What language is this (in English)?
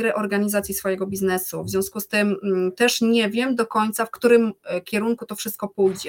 Polish